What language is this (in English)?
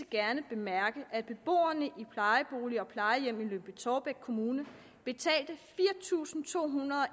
Danish